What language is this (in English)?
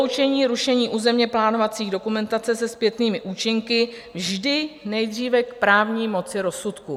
Czech